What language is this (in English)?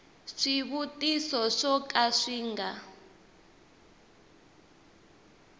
Tsonga